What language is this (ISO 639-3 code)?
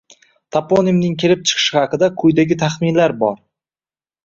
uzb